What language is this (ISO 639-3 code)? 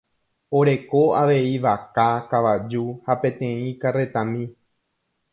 grn